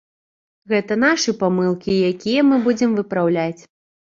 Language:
Belarusian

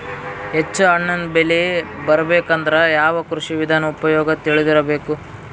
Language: Kannada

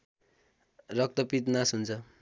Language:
Nepali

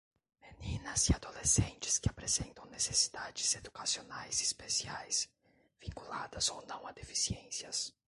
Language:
Portuguese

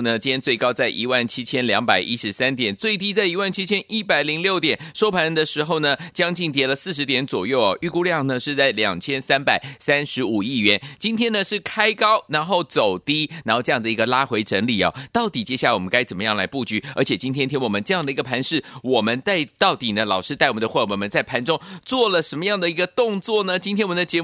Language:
Chinese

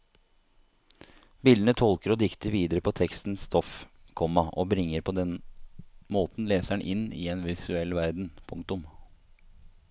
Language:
Norwegian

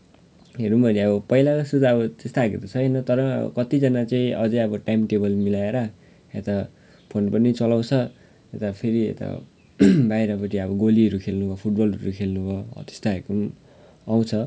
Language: Nepali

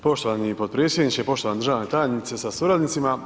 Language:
Croatian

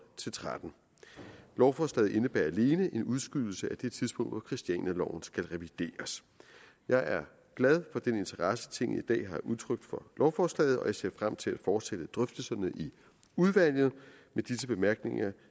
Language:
Danish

